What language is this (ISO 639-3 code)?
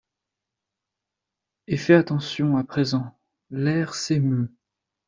fra